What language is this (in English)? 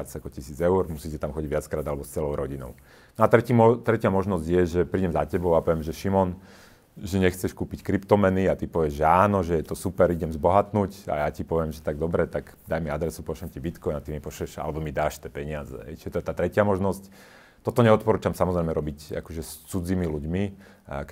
Slovak